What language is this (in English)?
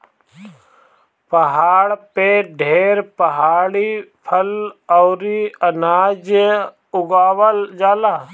Bhojpuri